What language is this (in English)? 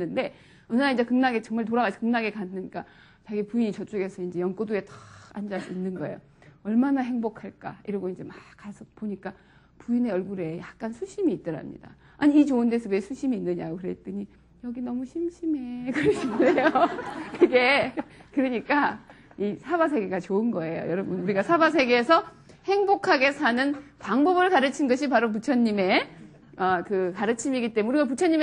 Korean